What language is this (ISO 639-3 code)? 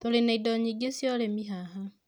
kik